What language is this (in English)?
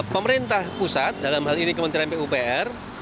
Indonesian